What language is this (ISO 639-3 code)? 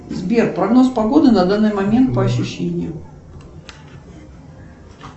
rus